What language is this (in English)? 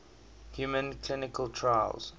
English